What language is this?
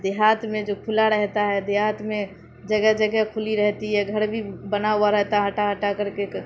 Urdu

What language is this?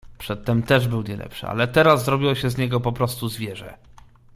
Polish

